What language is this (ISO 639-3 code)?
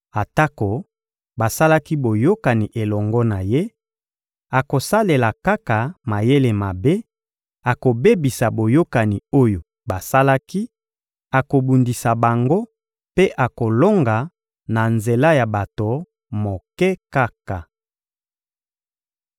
lin